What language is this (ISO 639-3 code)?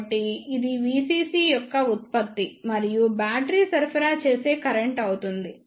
tel